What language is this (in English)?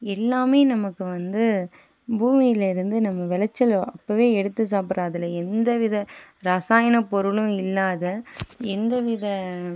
Tamil